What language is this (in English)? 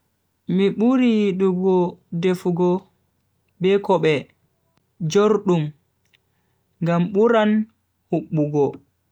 Bagirmi Fulfulde